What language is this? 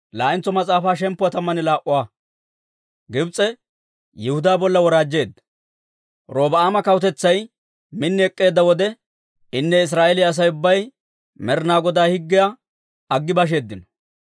Dawro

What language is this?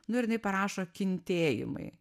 Lithuanian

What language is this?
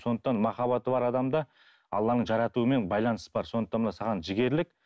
Kazakh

